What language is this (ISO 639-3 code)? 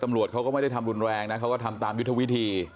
tha